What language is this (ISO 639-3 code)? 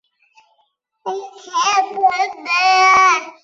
zho